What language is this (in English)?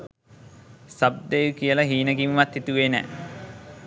Sinhala